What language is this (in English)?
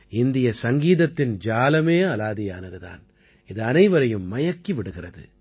Tamil